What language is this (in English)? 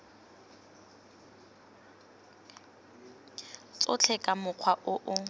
Tswana